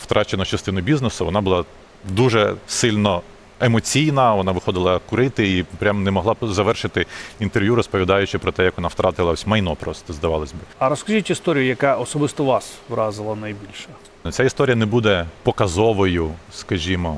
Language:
Ukrainian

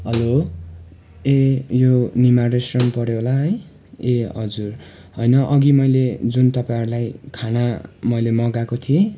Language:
Nepali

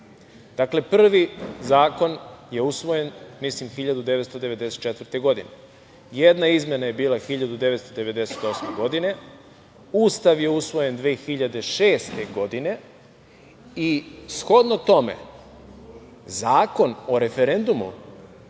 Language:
Serbian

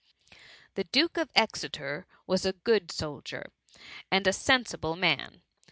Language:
English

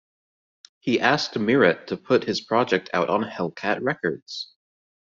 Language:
English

